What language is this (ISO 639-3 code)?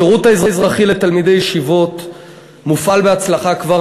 heb